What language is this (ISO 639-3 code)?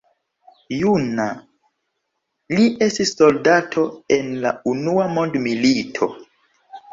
epo